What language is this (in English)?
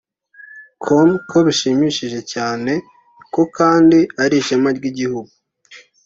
Kinyarwanda